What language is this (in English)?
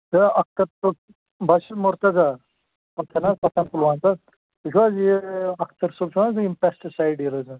Kashmiri